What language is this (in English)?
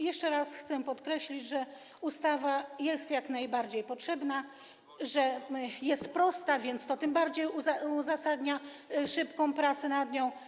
Polish